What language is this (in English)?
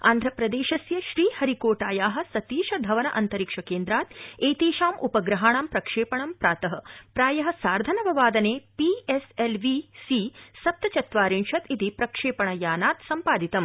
Sanskrit